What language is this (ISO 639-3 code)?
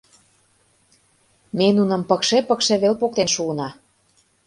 chm